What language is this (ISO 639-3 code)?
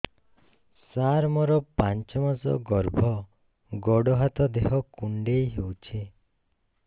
ori